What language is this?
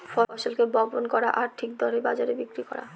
Bangla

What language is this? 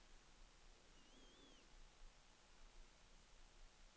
Danish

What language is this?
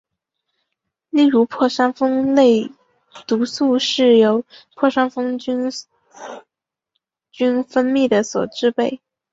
Chinese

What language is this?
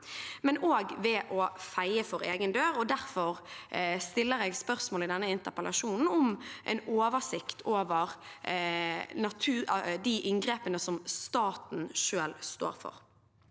Norwegian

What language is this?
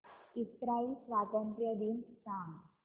Marathi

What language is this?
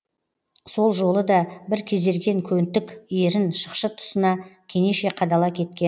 Kazakh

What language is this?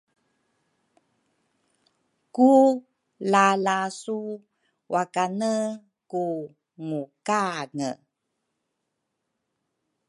Rukai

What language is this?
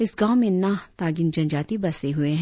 Hindi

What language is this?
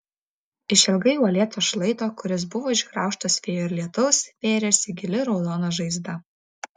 Lithuanian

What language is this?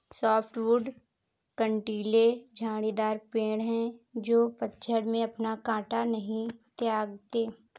Hindi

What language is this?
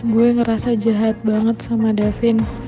Indonesian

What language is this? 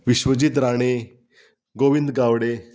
Konkani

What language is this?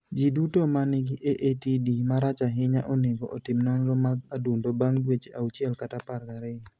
Luo (Kenya and Tanzania)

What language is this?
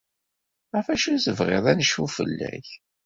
Kabyle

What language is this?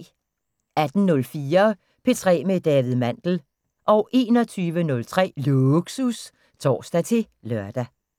Danish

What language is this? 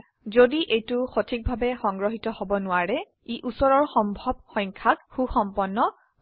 Assamese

